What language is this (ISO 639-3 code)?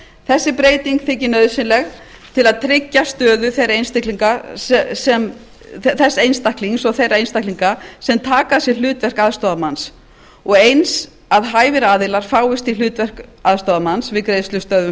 isl